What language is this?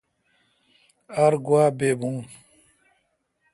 Kalkoti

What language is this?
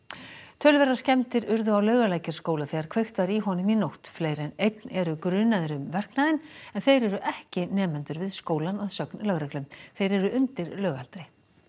Icelandic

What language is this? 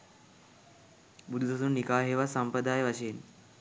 Sinhala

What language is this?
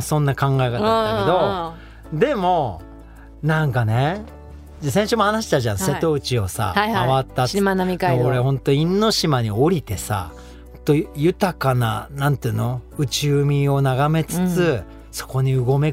Japanese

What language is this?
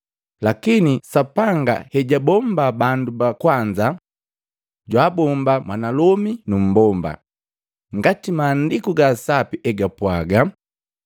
Matengo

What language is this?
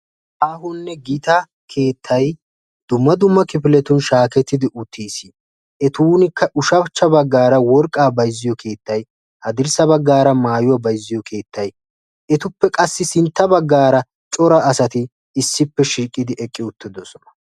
Wolaytta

